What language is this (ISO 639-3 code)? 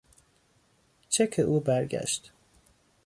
fas